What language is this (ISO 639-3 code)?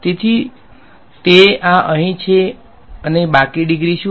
guj